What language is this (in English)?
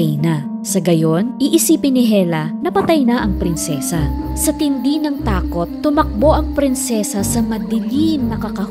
Filipino